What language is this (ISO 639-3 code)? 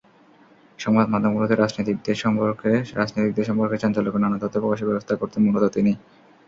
ben